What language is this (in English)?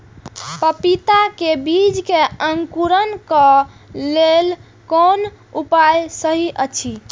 Maithili